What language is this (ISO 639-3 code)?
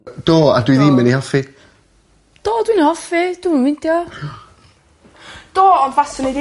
cym